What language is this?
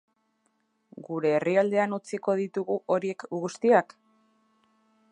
Basque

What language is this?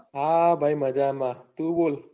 Gujarati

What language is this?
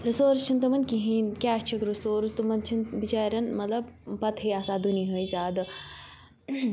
Kashmiri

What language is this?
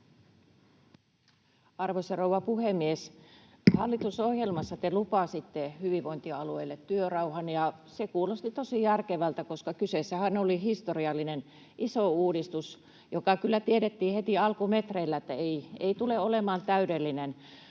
Finnish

